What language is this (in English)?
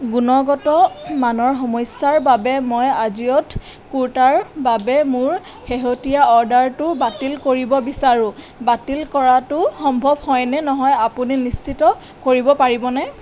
Assamese